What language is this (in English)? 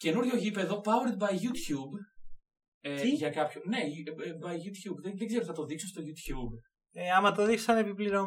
Greek